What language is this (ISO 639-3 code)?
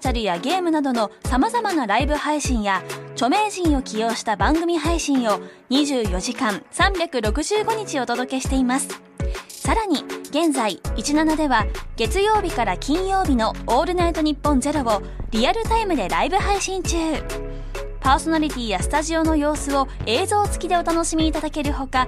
jpn